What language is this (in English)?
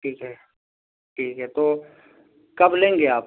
Urdu